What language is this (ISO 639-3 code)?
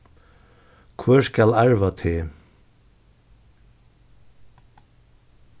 fao